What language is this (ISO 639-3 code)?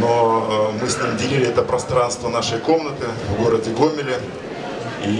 rus